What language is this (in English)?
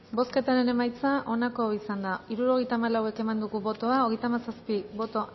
Basque